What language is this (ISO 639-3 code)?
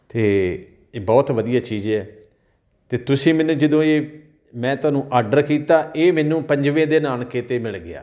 pan